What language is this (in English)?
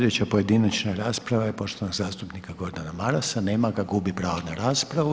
Croatian